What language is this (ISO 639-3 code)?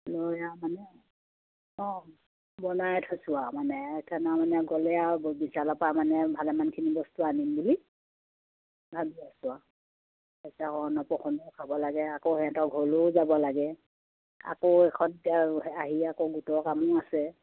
asm